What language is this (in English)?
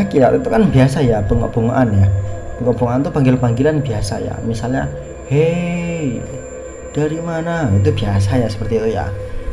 Indonesian